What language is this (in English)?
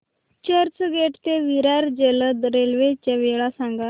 Marathi